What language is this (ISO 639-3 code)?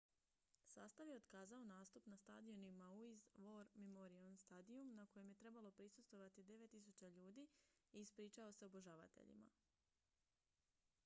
hrv